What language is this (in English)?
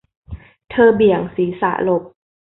Thai